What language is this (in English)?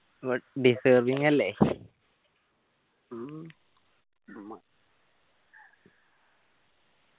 Malayalam